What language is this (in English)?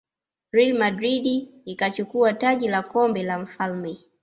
Swahili